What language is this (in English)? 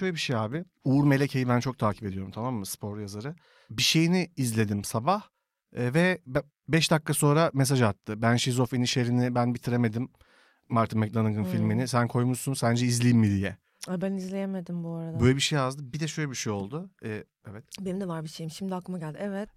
Turkish